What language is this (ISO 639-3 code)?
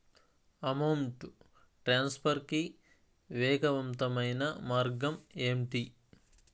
tel